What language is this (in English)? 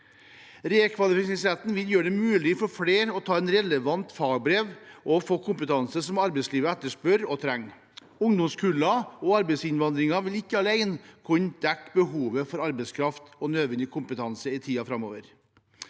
Norwegian